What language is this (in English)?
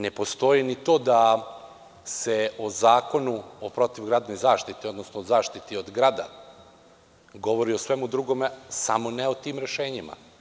Serbian